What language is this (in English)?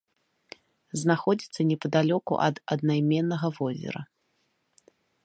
Belarusian